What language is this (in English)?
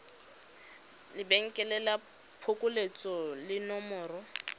Tswana